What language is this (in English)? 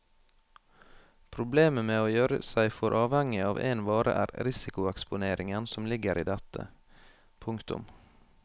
Norwegian